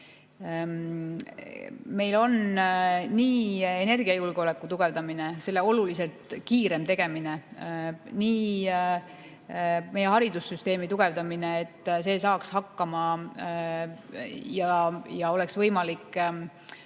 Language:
Estonian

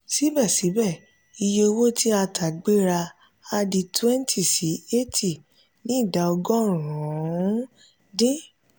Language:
Yoruba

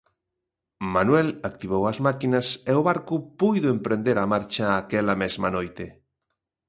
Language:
Galician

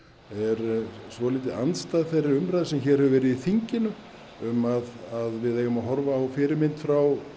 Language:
Icelandic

